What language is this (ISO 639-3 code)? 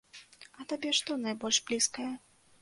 bel